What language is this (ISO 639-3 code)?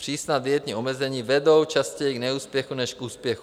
ces